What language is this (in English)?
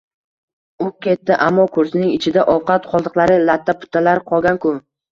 Uzbek